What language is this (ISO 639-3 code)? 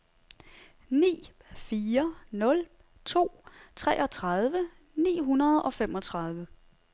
dan